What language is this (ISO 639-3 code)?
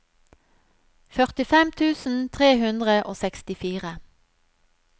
nor